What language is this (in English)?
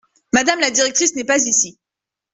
French